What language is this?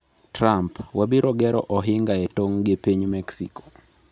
Luo (Kenya and Tanzania)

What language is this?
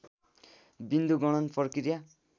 Nepali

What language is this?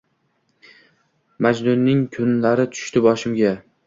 Uzbek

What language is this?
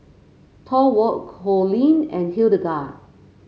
English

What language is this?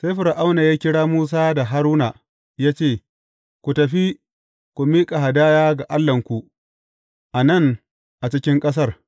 Hausa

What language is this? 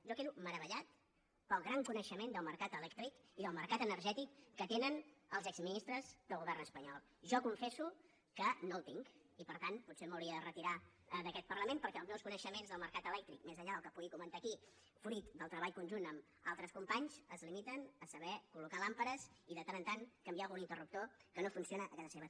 Catalan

